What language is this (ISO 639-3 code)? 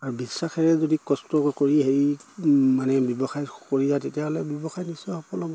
asm